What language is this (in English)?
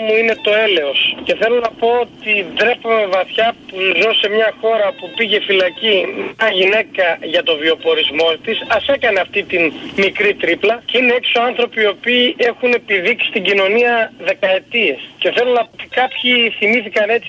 Greek